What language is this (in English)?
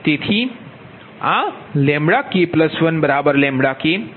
Gujarati